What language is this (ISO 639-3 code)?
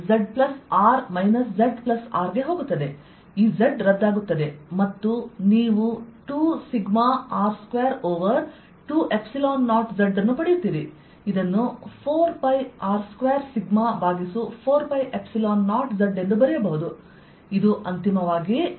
kan